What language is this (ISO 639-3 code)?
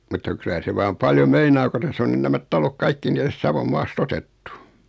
fin